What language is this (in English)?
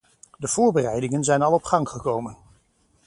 Dutch